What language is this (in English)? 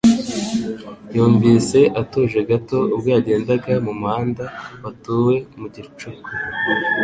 Kinyarwanda